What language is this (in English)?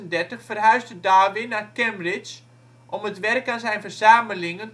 Dutch